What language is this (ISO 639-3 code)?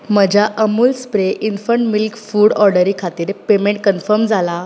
kok